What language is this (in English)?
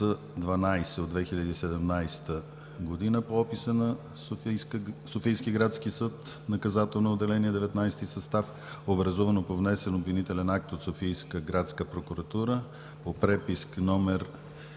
Bulgarian